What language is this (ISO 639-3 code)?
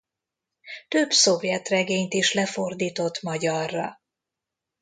hun